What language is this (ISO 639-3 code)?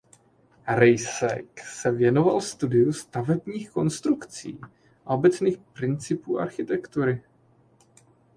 ces